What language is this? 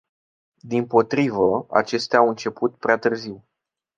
Romanian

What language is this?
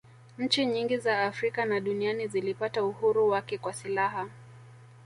Swahili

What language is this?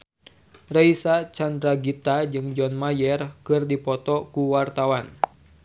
Sundanese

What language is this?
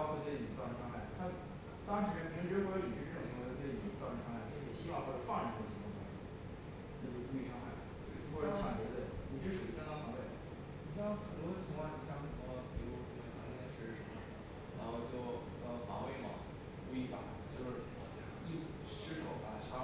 Chinese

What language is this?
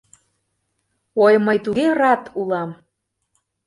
Mari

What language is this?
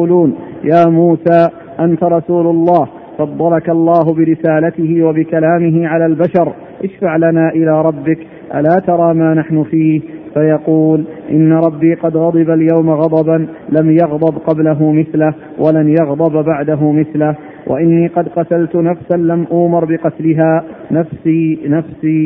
Arabic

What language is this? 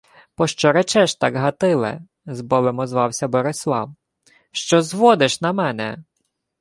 Ukrainian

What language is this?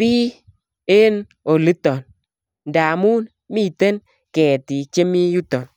Kalenjin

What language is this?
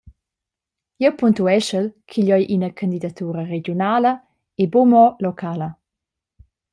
Romansh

